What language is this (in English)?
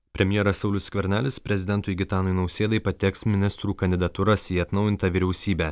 Lithuanian